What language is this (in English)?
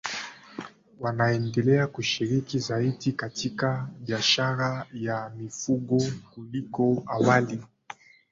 Swahili